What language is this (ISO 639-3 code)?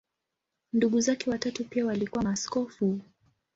swa